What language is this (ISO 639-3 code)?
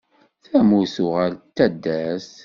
kab